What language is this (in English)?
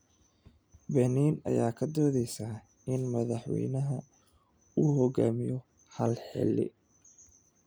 Somali